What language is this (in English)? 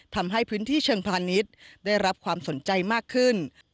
Thai